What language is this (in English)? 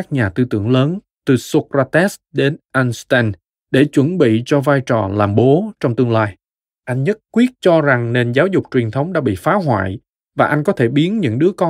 Vietnamese